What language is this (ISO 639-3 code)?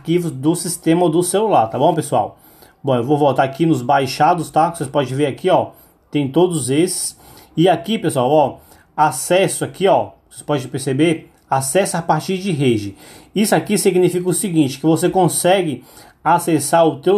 por